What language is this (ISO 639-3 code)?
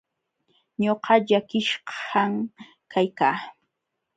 qxw